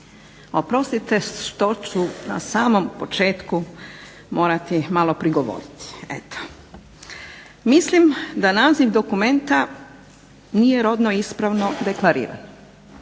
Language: Croatian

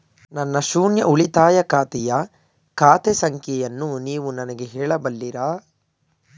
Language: Kannada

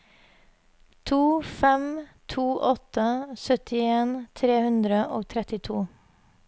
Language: Norwegian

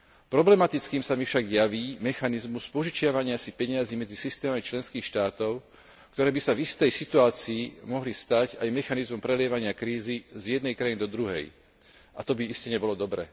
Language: Slovak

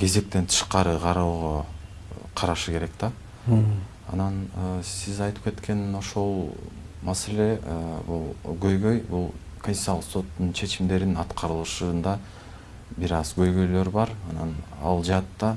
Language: Turkish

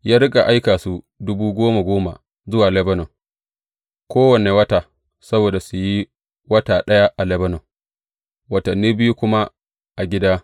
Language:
Hausa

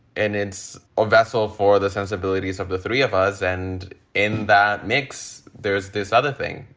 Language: English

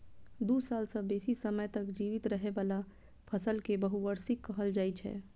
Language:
Maithili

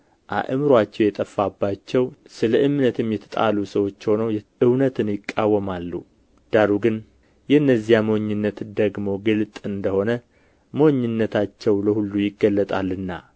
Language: Amharic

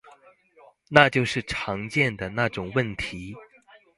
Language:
Chinese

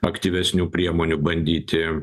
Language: Lithuanian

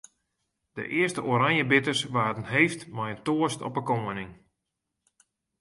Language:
Western Frisian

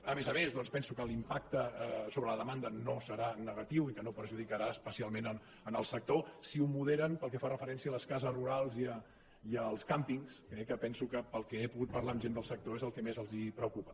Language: Catalan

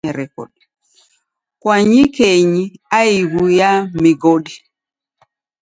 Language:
Taita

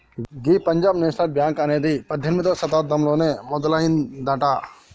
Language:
Telugu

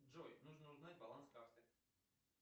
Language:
Russian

